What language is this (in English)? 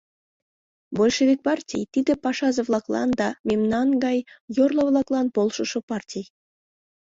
Mari